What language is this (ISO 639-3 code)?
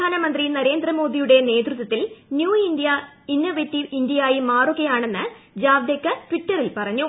mal